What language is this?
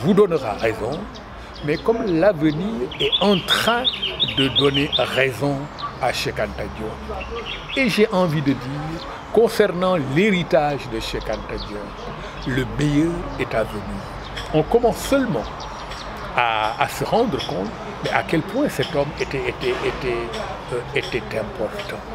French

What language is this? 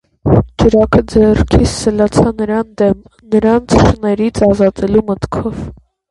Armenian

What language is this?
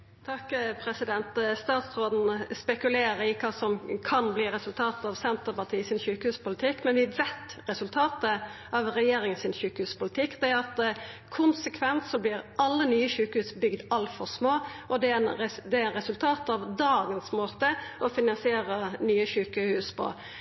Norwegian Nynorsk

